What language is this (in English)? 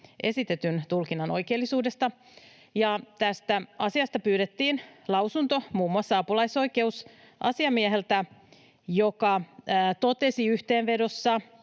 Finnish